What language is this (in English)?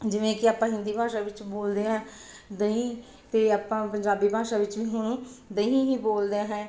Punjabi